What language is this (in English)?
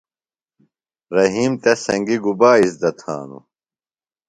Phalura